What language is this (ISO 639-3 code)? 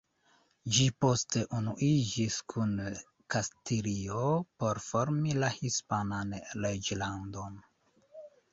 epo